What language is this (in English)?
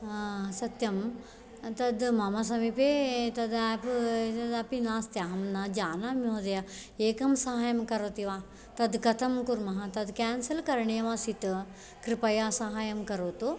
Sanskrit